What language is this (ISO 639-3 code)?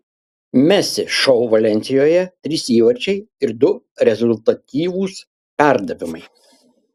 lit